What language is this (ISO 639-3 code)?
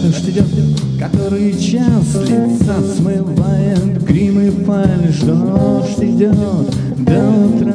rus